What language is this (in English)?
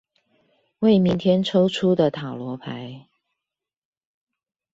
Chinese